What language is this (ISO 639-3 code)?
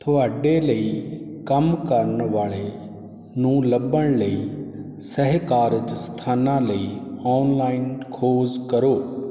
pan